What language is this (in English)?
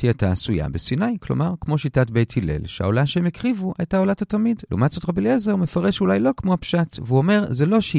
Hebrew